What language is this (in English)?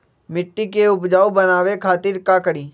Magahi